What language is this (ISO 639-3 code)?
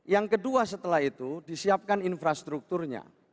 ind